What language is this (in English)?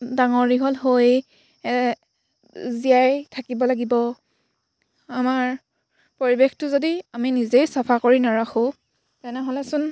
Assamese